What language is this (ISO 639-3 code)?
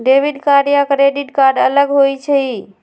mag